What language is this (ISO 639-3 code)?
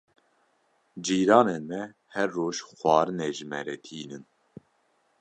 kur